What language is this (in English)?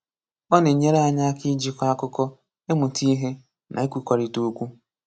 Igbo